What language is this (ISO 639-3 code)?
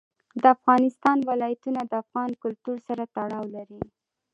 pus